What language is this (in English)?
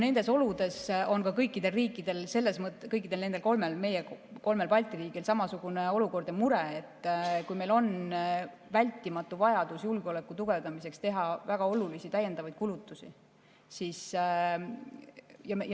Estonian